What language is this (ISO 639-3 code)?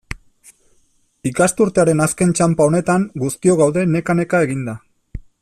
eus